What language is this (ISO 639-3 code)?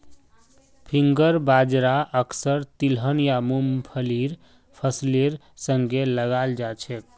mag